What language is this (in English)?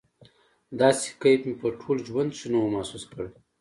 Pashto